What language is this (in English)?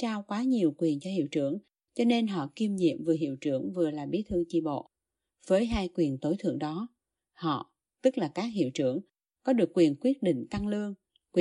Vietnamese